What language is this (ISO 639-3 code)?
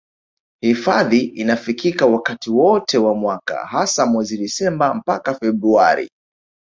swa